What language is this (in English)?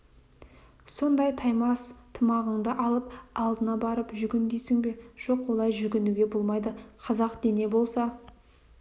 Kazakh